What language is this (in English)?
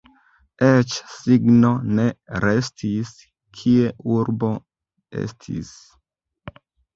Esperanto